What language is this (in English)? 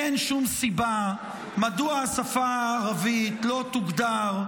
Hebrew